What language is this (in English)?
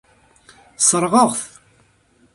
Kabyle